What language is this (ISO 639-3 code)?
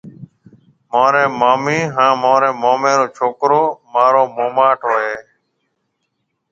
mve